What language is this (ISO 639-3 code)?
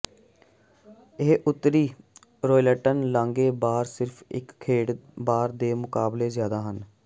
pan